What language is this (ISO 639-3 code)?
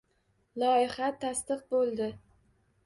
uzb